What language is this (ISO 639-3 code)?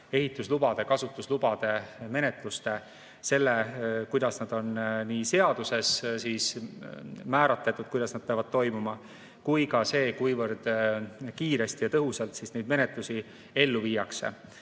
est